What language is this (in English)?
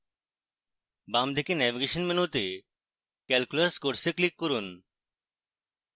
Bangla